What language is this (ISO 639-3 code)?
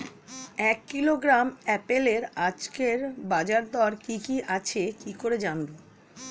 ben